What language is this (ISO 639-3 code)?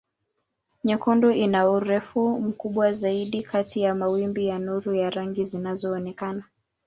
swa